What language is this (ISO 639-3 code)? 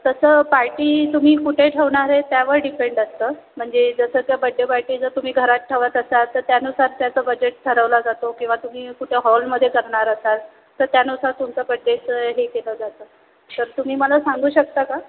mar